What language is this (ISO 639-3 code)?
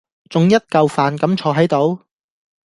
yue